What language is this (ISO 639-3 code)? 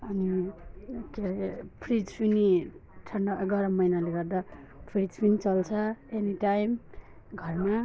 nep